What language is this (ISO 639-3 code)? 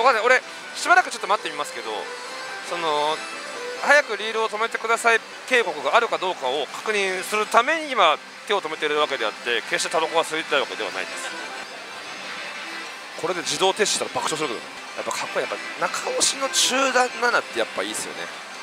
jpn